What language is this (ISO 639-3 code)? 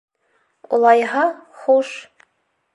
bak